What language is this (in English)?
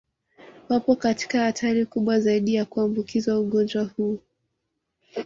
Swahili